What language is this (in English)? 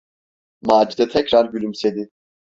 Turkish